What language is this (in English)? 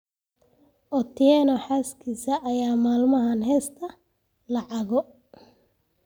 Somali